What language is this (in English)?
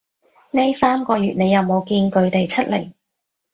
Cantonese